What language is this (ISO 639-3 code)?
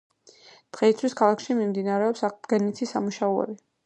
kat